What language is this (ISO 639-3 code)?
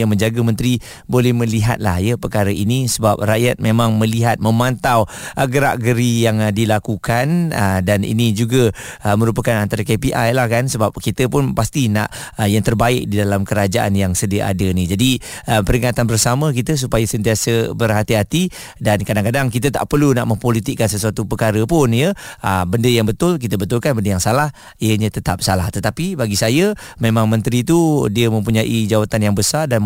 msa